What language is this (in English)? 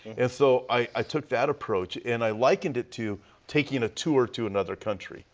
English